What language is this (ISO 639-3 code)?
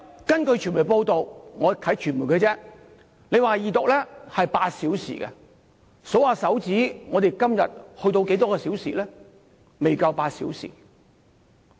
yue